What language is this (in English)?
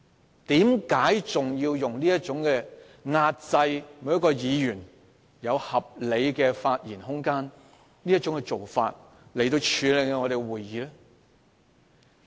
Cantonese